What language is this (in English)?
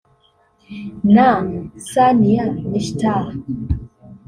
Kinyarwanda